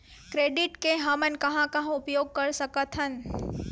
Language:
Chhattisgarhi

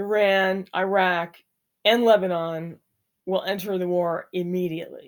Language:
English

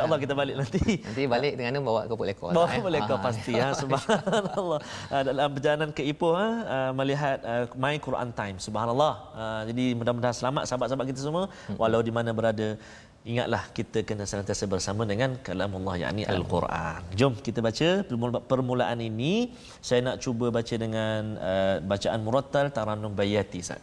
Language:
Malay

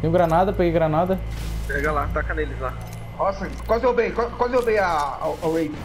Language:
Portuguese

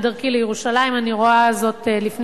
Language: Hebrew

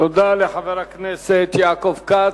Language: Hebrew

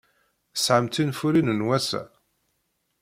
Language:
Kabyle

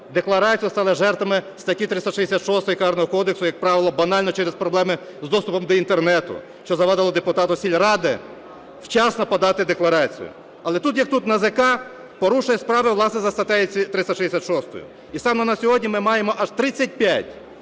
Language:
Ukrainian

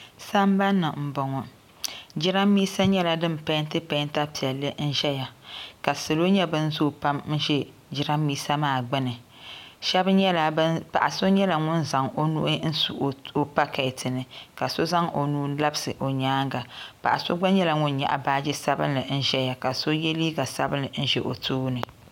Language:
Dagbani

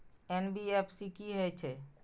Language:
Maithili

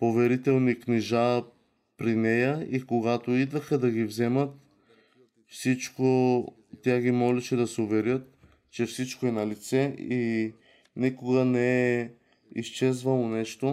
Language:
Bulgarian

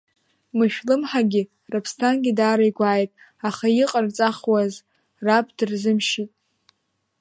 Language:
Abkhazian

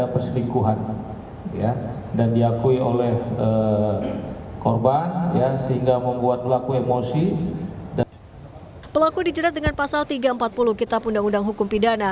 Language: Indonesian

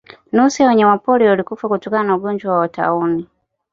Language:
Swahili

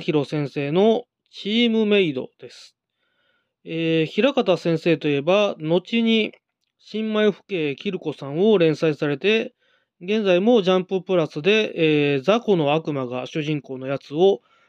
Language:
Japanese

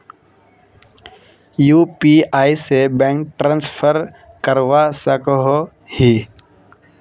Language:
Magahi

